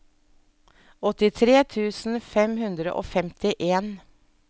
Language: Norwegian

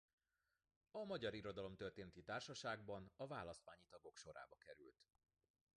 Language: Hungarian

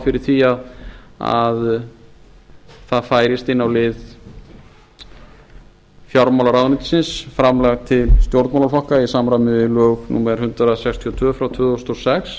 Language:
Icelandic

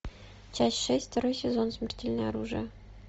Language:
Russian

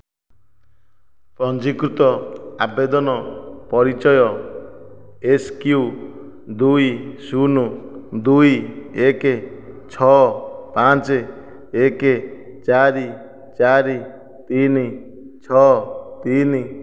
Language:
Odia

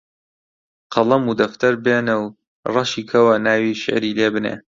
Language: Central Kurdish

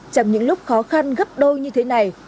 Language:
Vietnamese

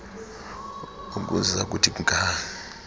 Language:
Xhosa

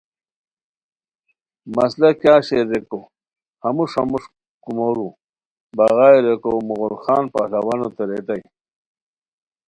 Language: Khowar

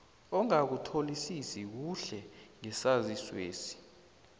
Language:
South Ndebele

